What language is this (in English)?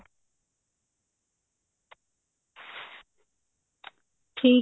Punjabi